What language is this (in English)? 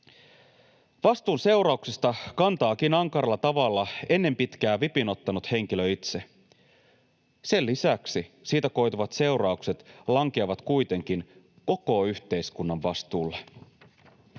Finnish